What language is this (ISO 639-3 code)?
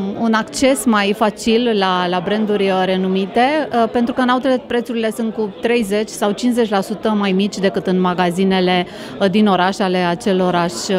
ron